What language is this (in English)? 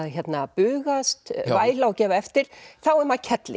Icelandic